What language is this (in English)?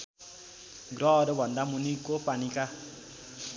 Nepali